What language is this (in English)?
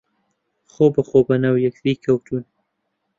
Central Kurdish